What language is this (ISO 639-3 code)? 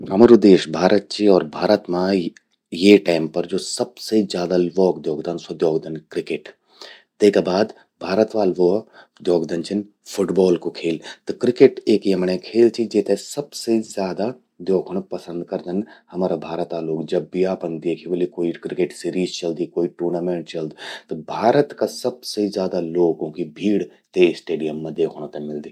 gbm